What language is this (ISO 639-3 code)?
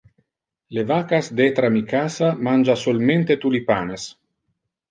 ina